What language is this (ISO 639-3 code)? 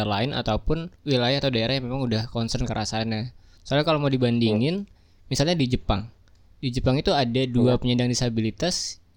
ind